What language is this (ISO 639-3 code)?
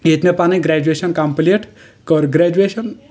kas